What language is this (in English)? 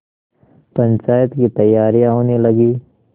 Hindi